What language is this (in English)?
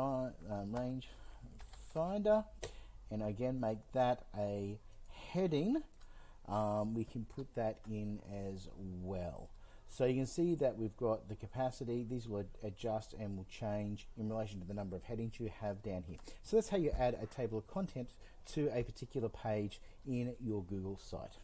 English